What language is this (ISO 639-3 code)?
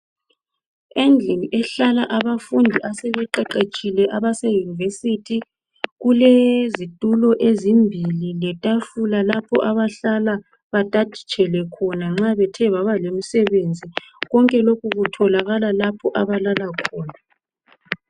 nde